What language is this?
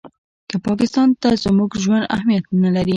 Pashto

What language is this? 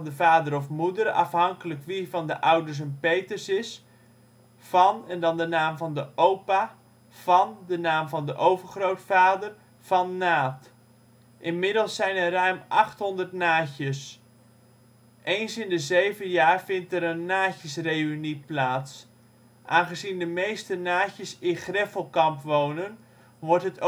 Dutch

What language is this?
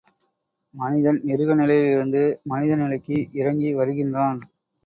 Tamil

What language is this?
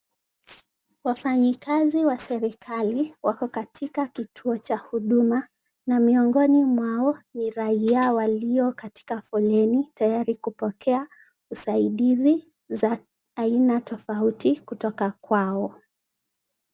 Swahili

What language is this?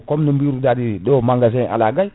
Fula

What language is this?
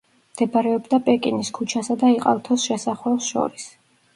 Georgian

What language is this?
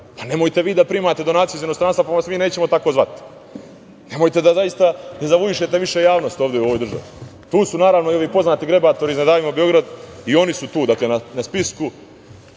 Serbian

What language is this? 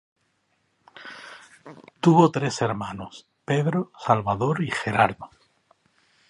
Spanish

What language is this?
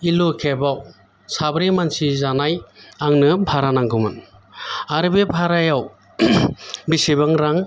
Bodo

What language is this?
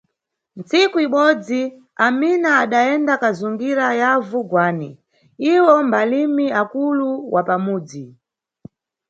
Nyungwe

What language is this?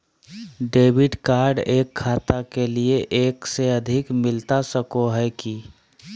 Magahi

